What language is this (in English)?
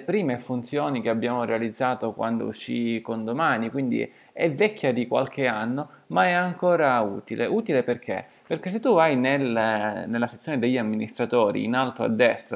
Italian